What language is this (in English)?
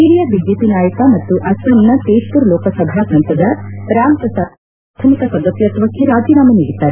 Kannada